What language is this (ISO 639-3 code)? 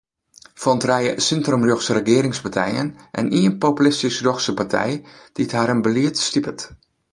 fry